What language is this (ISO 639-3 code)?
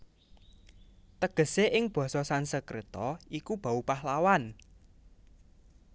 jav